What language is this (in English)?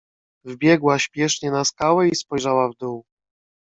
Polish